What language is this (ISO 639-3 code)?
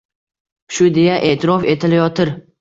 uzb